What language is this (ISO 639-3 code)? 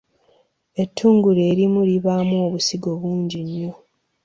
lug